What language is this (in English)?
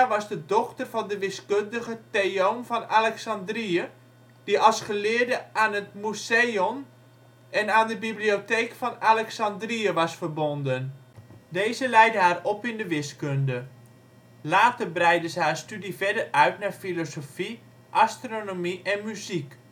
Dutch